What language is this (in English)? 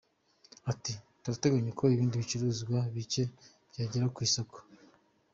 Kinyarwanda